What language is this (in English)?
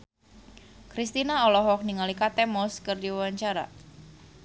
Sundanese